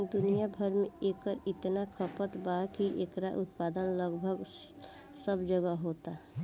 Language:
Bhojpuri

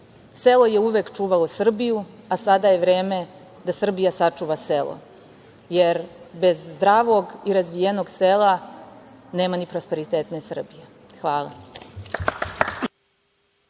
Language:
Serbian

